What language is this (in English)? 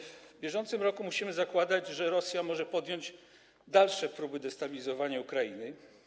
Polish